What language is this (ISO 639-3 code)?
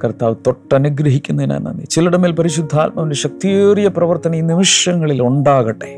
mal